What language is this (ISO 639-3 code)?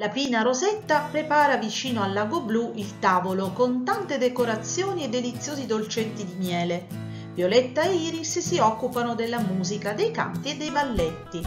ita